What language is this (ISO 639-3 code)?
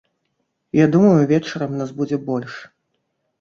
bel